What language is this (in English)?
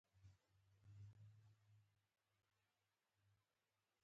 Pashto